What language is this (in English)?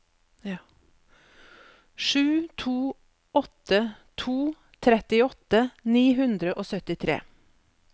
Norwegian